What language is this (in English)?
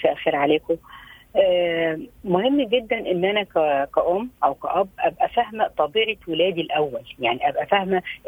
Arabic